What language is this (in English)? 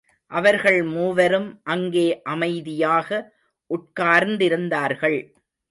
Tamil